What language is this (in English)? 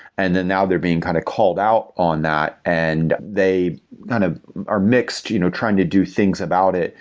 English